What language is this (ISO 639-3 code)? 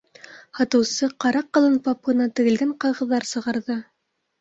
bak